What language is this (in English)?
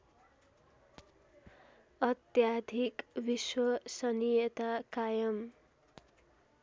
Nepali